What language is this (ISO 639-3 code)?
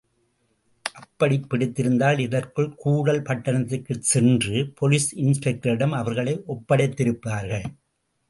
tam